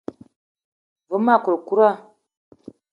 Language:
Eton (Cameroon)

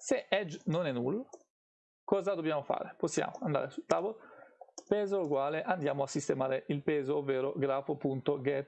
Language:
Italian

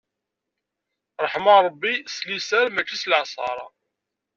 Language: Kabyle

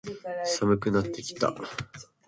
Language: Japanese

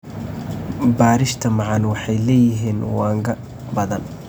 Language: Somali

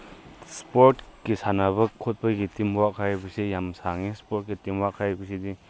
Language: Manipuri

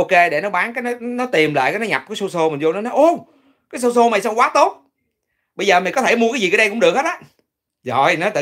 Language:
Vietnamese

